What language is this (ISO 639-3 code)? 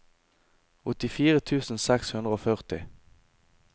nor